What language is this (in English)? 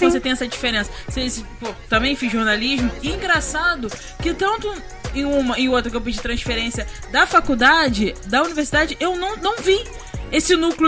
Portuguese